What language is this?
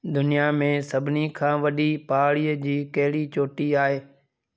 Sindhi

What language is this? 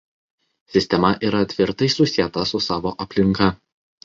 Lithuanian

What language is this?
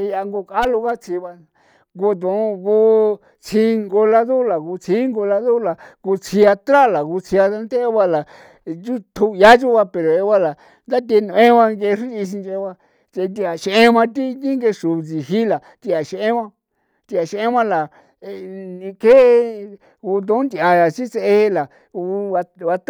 San Felipe Otlaltepec Popoloca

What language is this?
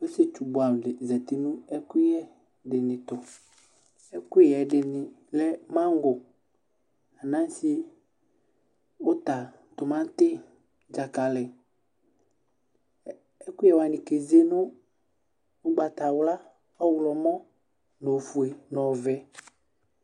Ikposo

